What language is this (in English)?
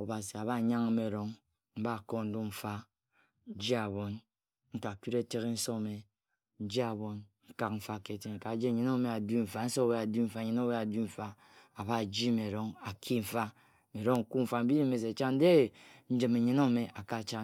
Ejagham